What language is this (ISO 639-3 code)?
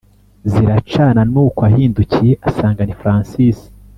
kin